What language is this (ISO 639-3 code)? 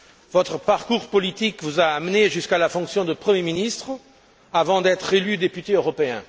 fra